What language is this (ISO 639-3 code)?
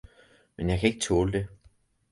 dan